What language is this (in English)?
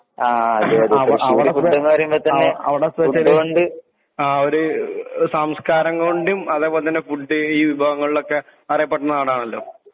Malayalam